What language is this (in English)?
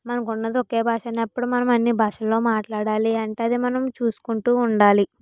Telugu